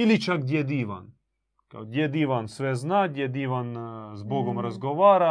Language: Croatian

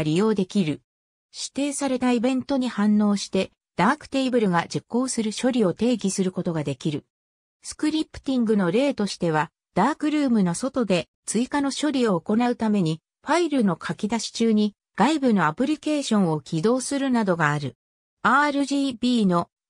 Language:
Japanese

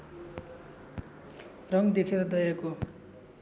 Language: Nepali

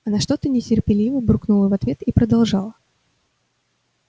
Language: Russian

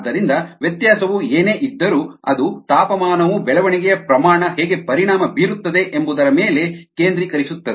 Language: Kannada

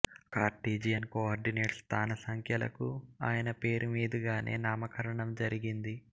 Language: Telugu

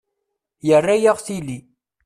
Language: Kabyle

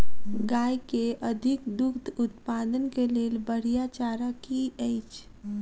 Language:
Maithili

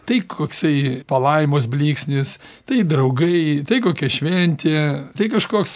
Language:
Lithuanian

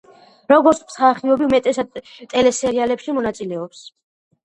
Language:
Georgian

